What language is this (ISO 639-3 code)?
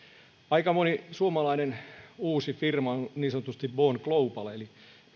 fin